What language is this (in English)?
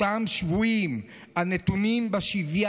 Hebrew